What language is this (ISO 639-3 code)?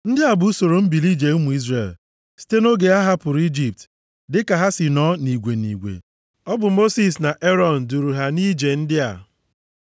ibo